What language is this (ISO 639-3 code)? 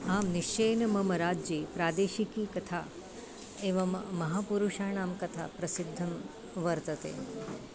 san